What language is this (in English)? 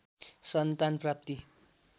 Nepali